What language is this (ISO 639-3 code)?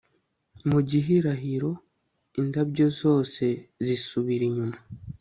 kin